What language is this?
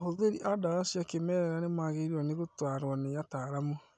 Kikuyu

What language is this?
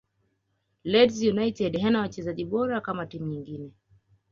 Swahili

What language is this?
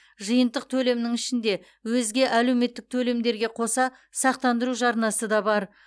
Kazakh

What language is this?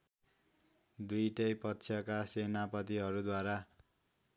Nepali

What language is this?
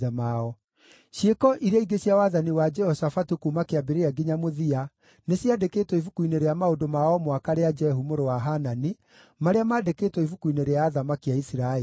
Kikuyu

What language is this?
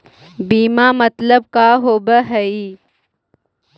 Magahi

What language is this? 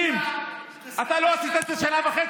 Hebrew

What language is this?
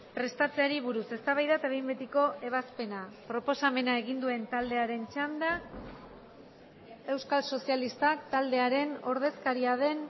Basque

